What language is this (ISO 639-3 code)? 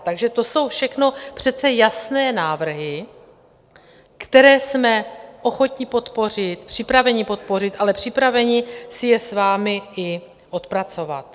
ces